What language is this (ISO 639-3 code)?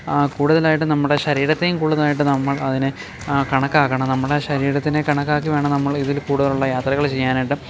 mal